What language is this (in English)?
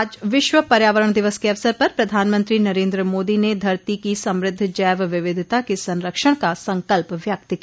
Hindi